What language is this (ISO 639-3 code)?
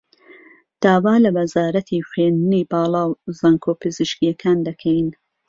ckb